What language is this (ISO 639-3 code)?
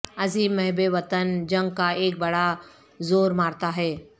urd